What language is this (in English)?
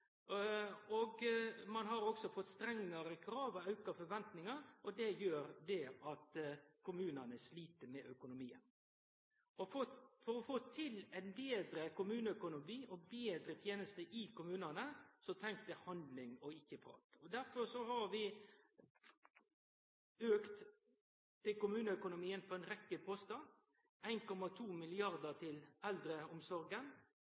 Norwegian Nynorsk